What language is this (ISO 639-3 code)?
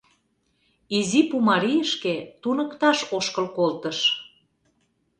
chm